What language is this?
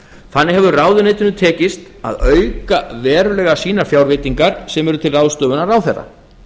Icelandic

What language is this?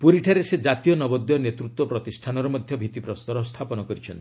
Odia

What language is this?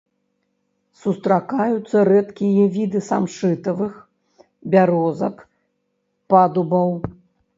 Belarusian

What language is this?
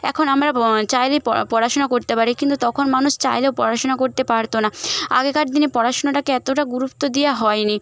Bangla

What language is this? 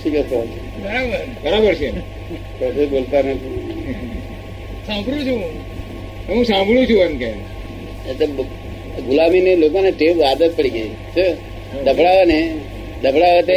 Gujarati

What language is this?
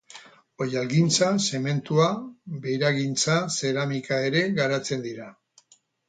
Basque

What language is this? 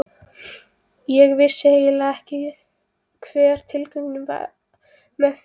Icelandic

